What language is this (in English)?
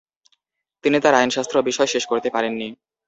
Bangla